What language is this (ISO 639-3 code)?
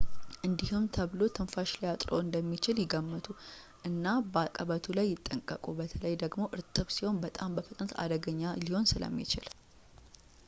amh